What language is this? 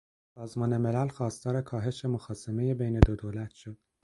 Persian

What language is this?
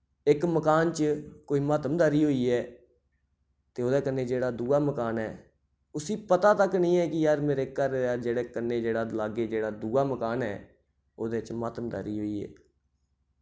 Dogri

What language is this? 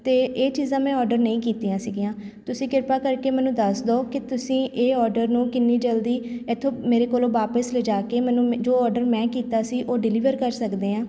Punjabi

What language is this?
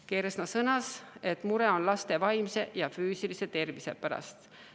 Estonian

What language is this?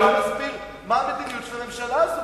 Hebrew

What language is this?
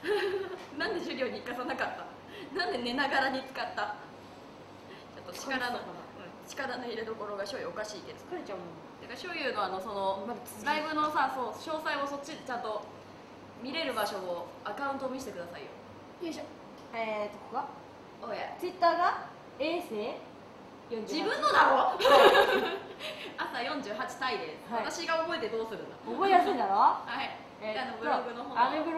Japanese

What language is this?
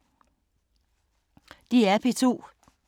Danish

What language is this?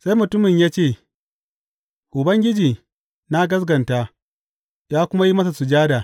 Hausa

